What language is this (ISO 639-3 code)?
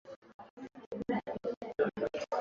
swa